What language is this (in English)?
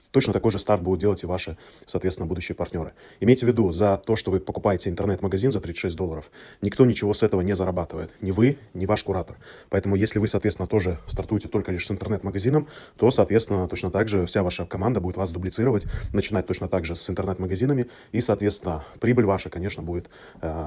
Russian